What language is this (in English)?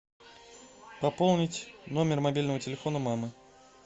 Russian